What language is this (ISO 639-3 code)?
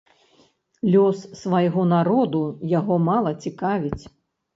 bel